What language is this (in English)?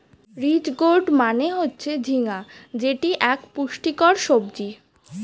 Bangla